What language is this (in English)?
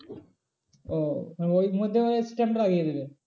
Bangla